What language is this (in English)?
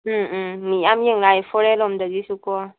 Manipuri